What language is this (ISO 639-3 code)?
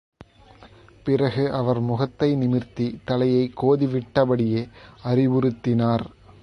tam